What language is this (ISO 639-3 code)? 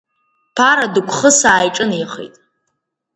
abk